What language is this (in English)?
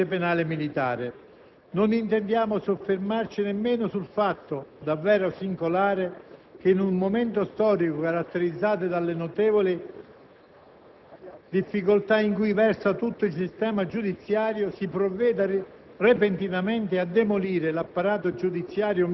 Italian